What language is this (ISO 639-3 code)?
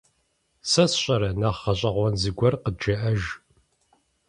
kbd